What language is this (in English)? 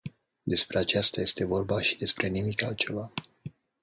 Romanian